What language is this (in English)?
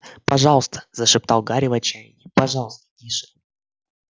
Russian